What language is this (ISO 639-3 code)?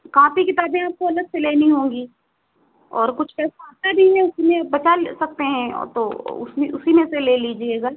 hin